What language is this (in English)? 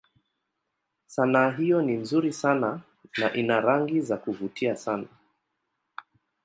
Swahili